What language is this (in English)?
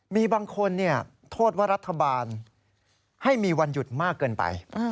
Thai